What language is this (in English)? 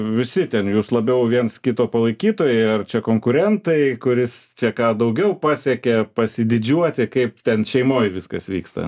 Lithuanian